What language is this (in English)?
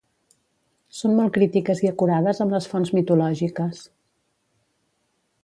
Catalan